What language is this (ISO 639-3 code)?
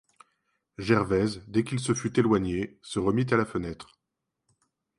fra